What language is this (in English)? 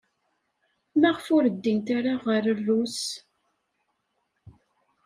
Kabyle